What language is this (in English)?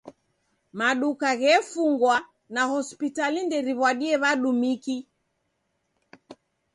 Taita